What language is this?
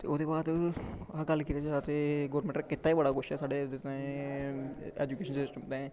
Dogri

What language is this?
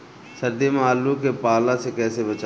Bhojpuri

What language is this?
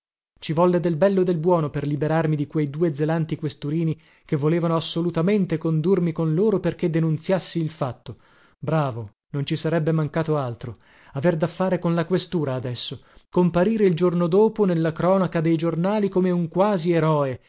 Italian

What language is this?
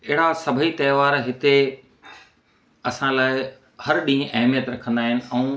Sindhi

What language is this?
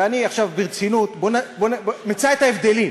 Hebrew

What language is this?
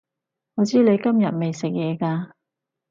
Cantonese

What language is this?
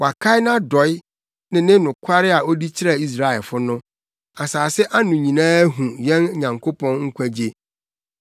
Akan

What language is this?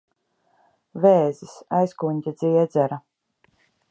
Latvian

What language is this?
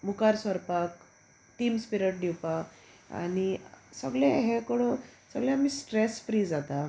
Konkani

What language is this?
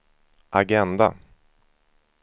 Swedish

